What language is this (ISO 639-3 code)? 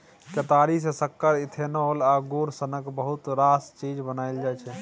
mai